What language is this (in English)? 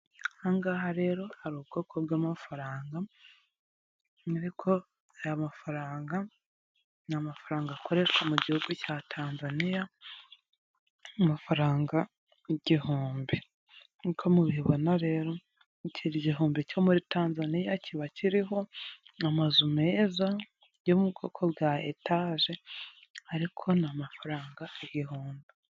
Kinyarwanda